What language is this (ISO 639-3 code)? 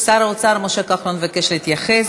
heb